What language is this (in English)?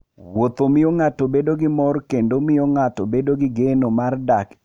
Luo (Kenya and Tanzania)